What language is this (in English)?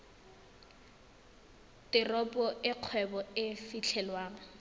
Tswana